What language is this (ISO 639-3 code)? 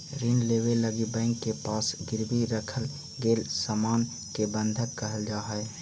mag